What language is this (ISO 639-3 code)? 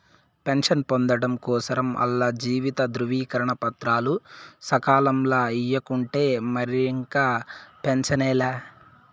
tel